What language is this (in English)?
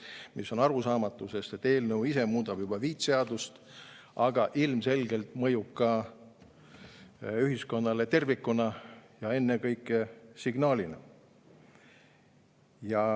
Estonian